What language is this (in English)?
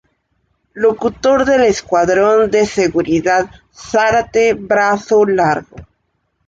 Spanish